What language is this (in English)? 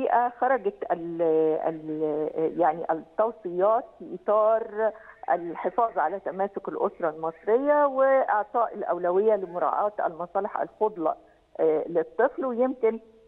Arabic